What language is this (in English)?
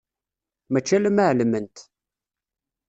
Kabyle